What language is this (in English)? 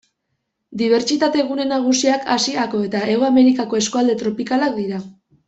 Basque